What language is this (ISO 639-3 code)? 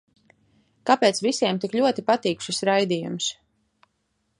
lav